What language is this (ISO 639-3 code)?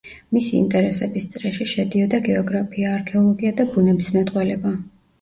kat